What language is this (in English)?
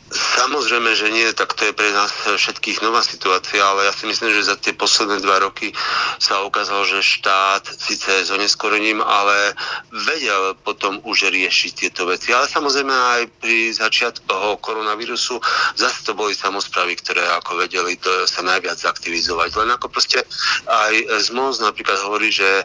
Slovak